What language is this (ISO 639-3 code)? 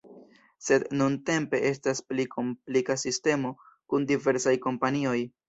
epo